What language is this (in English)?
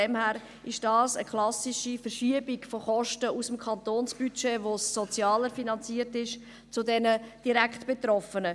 Swiss German